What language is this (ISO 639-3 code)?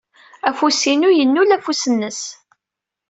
kab